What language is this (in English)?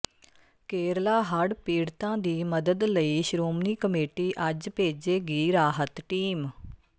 Punjabi